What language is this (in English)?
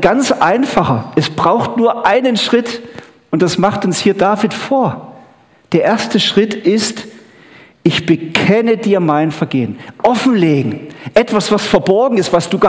German